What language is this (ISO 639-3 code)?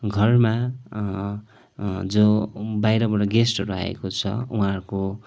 nep